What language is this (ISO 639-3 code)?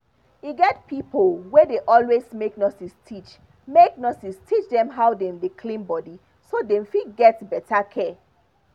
pcm